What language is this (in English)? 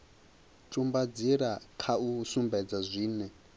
Venda